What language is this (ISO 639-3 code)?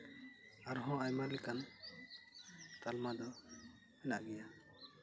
sat